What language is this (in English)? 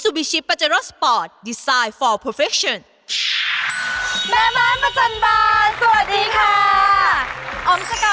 Thai